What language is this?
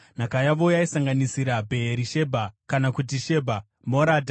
Shona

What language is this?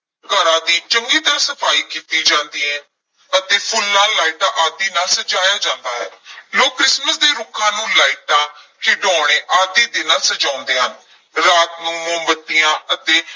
Punjabi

